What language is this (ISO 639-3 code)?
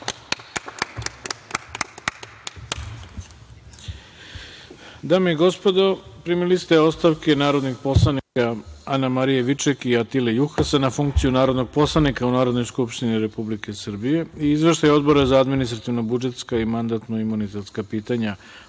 srp